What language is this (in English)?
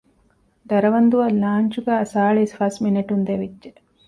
Divehi